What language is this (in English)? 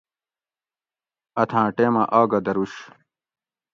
Gawri